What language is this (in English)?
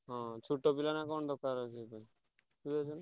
Odia